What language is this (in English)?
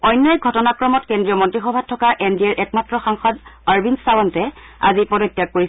Assamese